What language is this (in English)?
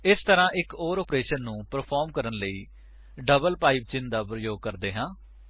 Punjabi